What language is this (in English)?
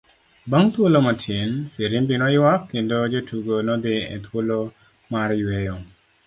Luo (Kenya and Tanzania)